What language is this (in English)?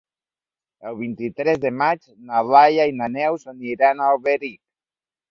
Catalan